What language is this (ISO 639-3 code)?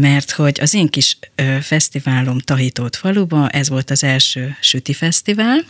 hun